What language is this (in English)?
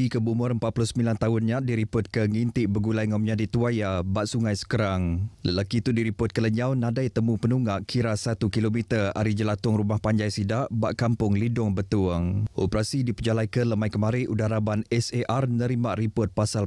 Malay